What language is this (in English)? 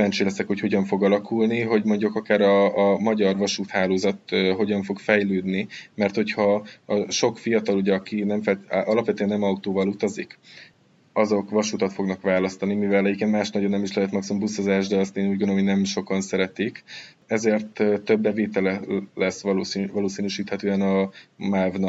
Hungarian